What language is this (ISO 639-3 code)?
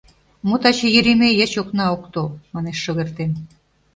chm